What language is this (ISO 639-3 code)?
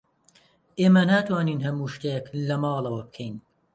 ckb